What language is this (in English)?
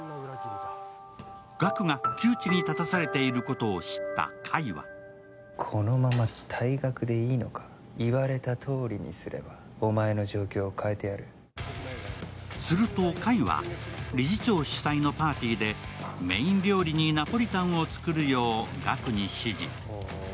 Japanese